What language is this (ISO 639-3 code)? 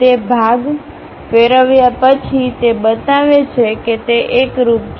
guj